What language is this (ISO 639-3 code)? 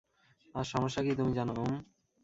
ben